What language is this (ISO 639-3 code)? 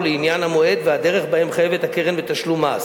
heb